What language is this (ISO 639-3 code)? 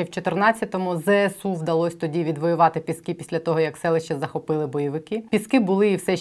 ukr